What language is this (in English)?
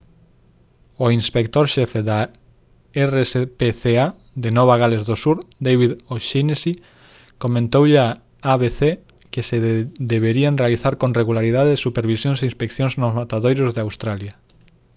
Galician